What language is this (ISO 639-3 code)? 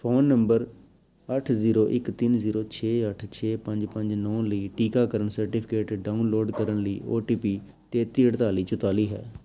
pan